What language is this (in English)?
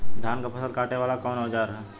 Bhojpuri